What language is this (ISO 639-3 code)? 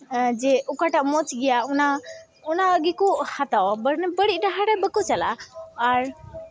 sat